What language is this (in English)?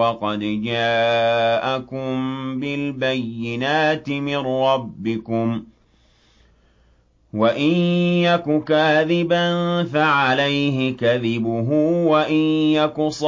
Arabic